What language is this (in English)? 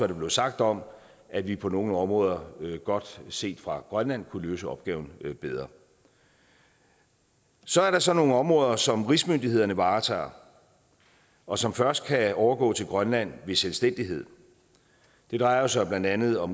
Danish